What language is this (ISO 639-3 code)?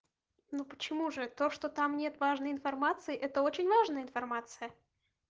rus